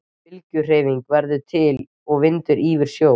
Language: Icelandic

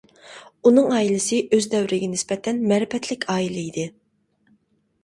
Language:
Uyghur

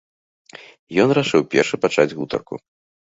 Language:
Belarusian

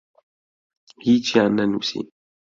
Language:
Central Kurdish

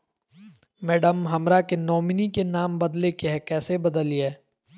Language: Magahi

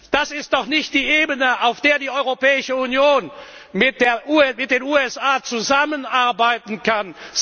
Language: German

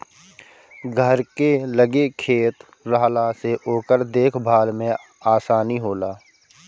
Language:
Bhojpuri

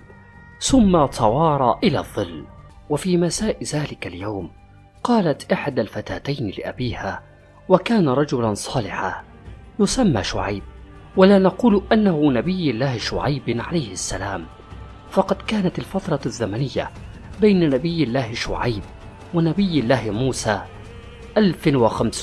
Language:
Arabic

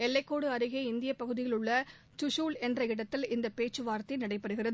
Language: Tamil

